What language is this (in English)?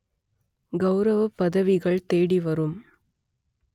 Tamil